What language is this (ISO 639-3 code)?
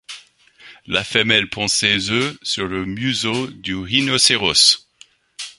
fra